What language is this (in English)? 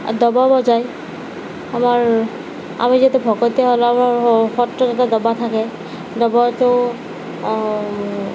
Assamese